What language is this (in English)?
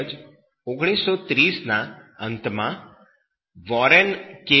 Gujarati